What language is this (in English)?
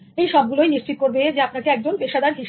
Bangla